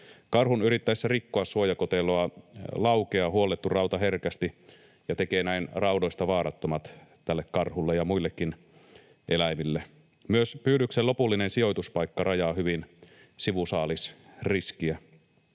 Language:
Finnish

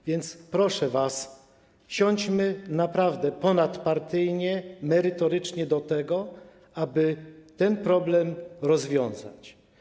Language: Polish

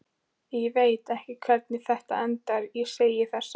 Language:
Icelandic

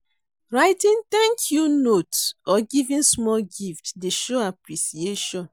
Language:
Nigerian Pidgin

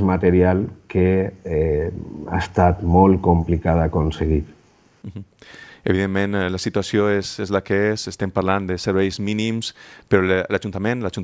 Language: Spanish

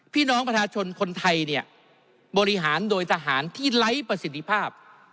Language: Thai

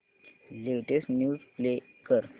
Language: Marathi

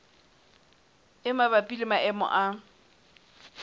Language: Southern Sotho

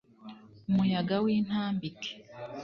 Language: Kinyarwanda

